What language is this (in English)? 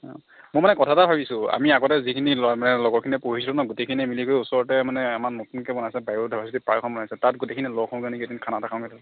Assamese